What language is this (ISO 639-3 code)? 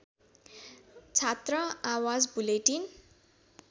nep